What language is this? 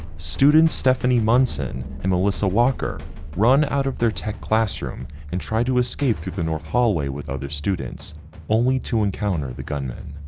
English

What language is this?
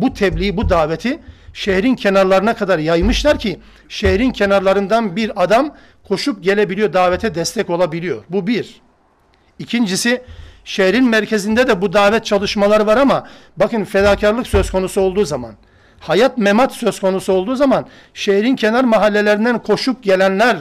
Turkish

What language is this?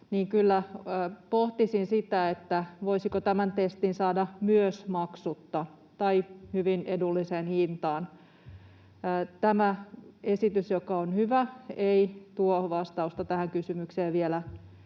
Finnish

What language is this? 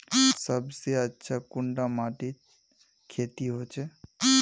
Magahi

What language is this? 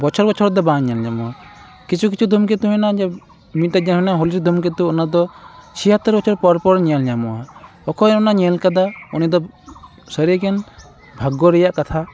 Santali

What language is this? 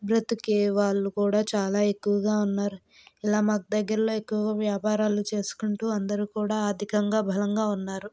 Telugu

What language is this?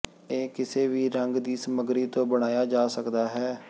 Punjabi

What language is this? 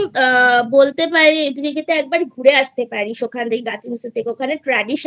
Bangla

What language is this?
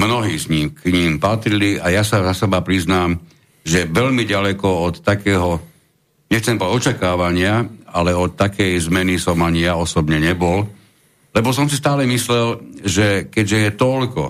Slovak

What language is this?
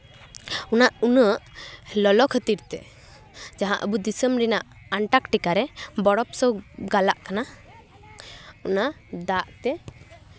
Santali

